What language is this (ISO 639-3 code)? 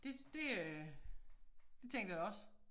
dan